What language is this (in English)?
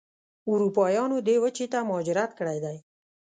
Pashto